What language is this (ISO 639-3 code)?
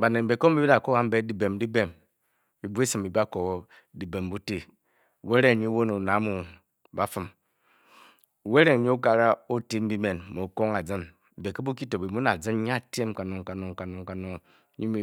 bky